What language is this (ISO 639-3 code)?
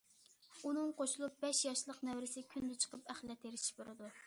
uig